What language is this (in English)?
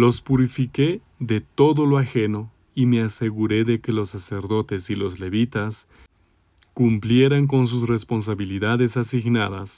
Spanish